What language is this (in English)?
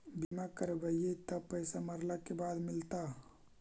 Magahi